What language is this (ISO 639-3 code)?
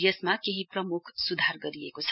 nep